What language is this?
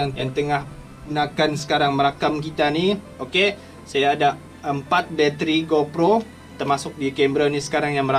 Malay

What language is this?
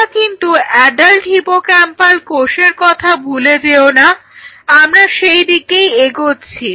Bangla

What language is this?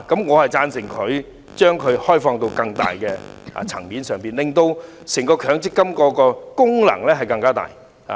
Cantonese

